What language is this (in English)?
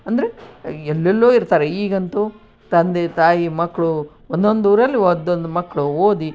Kannada